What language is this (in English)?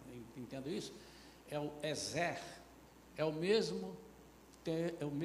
Portuguese